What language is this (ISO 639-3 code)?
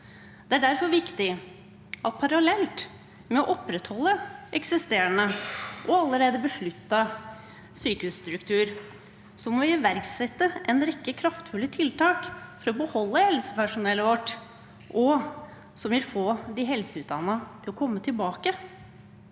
nor